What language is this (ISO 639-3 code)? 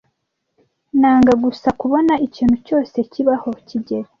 kin